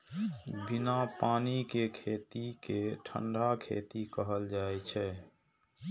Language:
Maithili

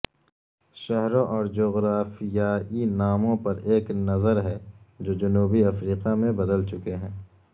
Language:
Urdu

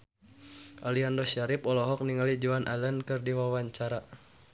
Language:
Sundanese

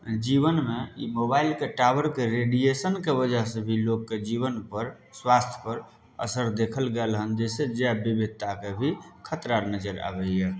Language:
Maithili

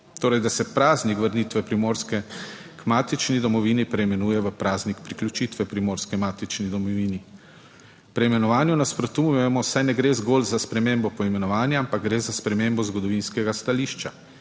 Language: Slovenian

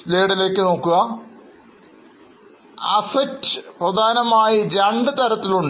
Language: Malayalam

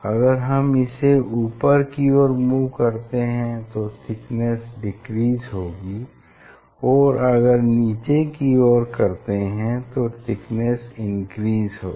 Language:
Hindi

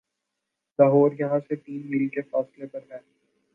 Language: Urdu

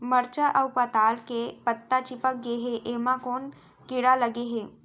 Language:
Chhattisgarhi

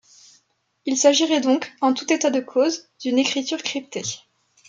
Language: French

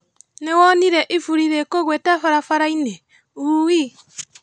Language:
Kikuyu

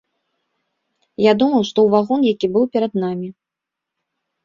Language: Belarusian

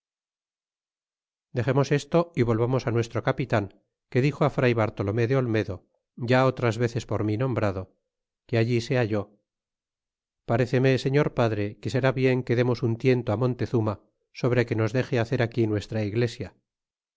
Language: Spanish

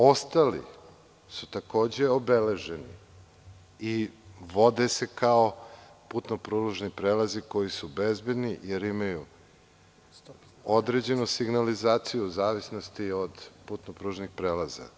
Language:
Serbian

